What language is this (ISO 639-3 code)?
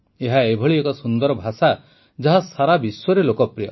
ori